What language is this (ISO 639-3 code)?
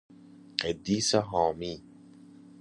fas